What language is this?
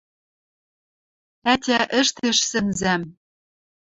Western Mari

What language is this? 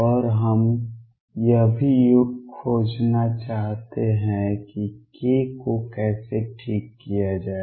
Hindi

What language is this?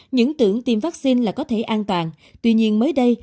Vietnamese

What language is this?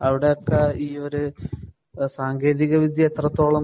Malayalam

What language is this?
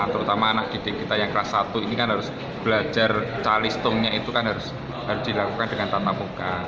Indonesian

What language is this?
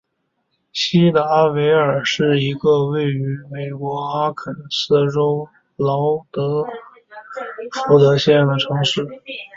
Chinese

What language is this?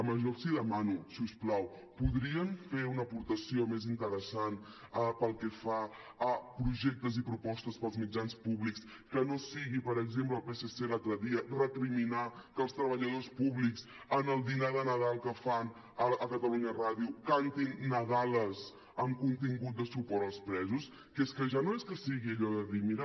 Catalan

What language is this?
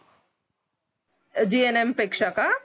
Marathi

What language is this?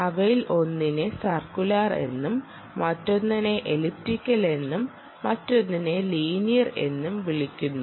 Malayalam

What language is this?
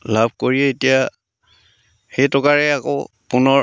Assamese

